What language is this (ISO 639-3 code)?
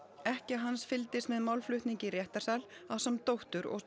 isl